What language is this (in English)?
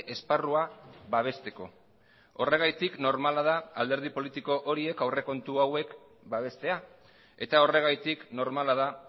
Basque